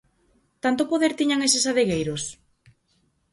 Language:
Galician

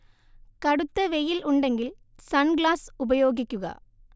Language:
Malayalam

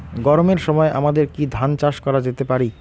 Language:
Bangla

